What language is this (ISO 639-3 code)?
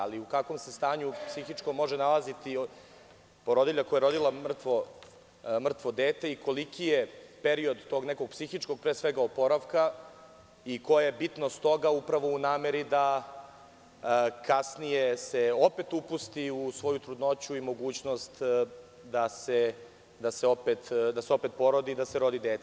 srp